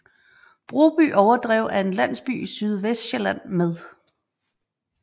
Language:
Danish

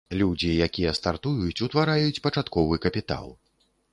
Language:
Belarusian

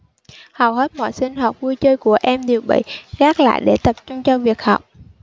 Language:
Vietnamese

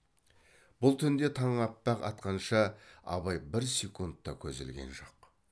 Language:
Kazakh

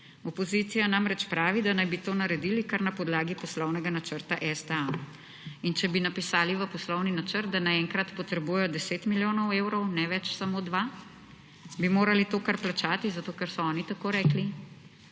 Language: Slovenian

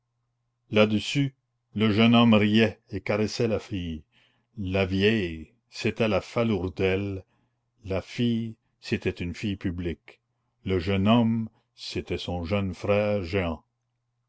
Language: French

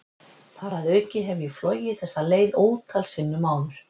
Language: Icelandic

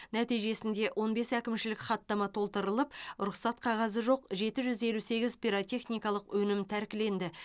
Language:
Kazakh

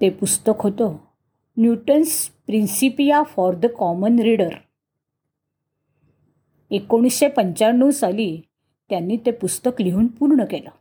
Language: Marathi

